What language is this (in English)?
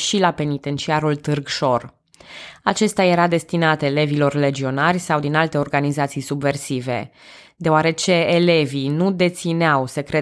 Romanian